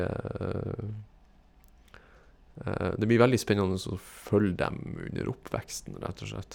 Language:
Norwegian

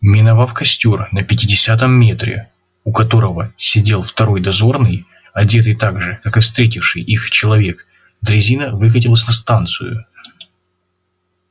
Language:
Russian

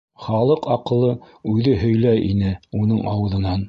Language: Bashkir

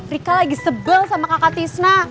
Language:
Indonesian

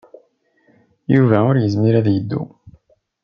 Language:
Kabyle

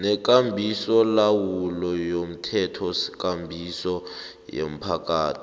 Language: South Ndebele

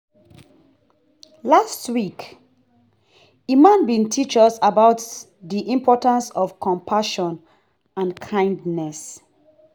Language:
Nigerian Pidgin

